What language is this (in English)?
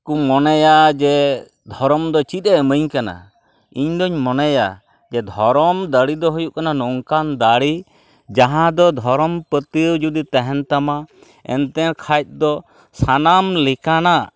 Santali